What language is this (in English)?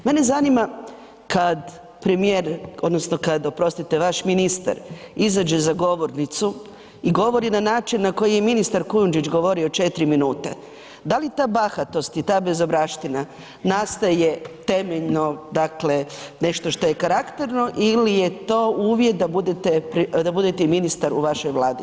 Croatian